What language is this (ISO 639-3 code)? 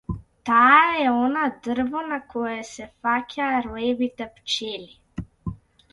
mkd